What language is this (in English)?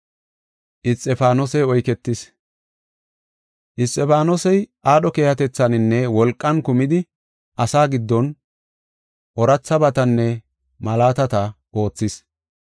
Gofa